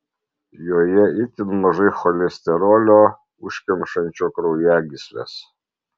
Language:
Lithuanian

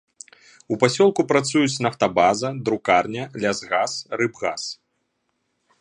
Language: Belarusian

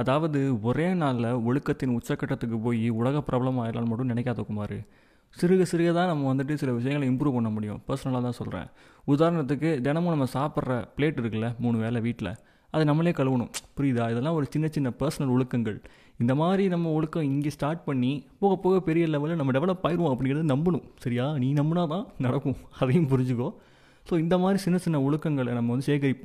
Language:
Tamil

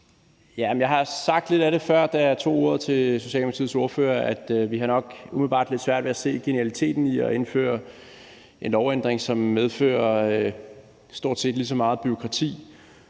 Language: Danish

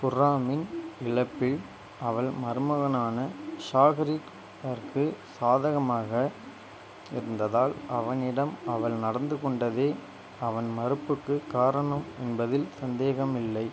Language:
Tamil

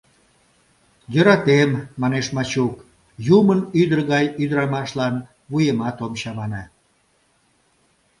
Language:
Mari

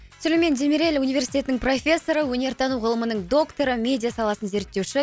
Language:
Kazakh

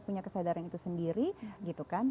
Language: Indonesian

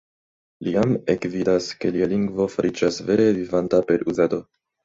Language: Esperanto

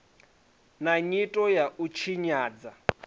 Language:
Venda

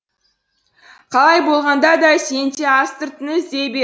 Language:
Kazakh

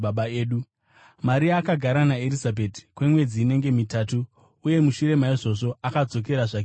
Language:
Shona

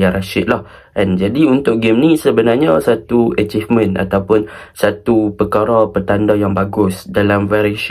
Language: Malay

